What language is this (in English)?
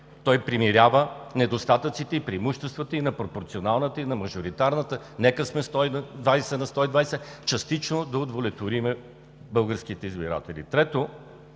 Bulgarian